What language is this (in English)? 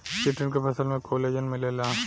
Bhojpuri